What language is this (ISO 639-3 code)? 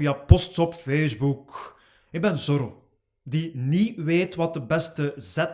nld